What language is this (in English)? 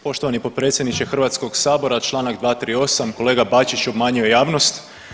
Croatian